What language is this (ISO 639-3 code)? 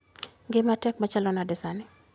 luo